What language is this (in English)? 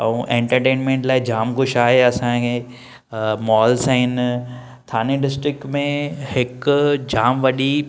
Sindhi